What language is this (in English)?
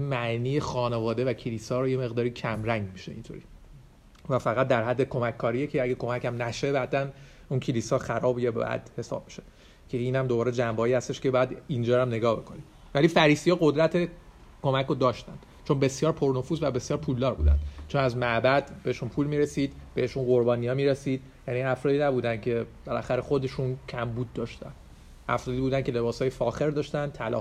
Persian